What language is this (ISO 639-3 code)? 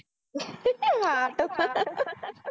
mar